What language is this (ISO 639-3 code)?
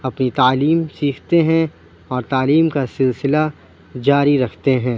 urd